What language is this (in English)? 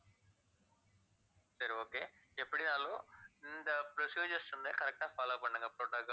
Tamil